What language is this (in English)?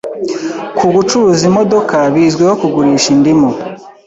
Kinyarwanda